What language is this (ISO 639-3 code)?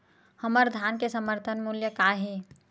hne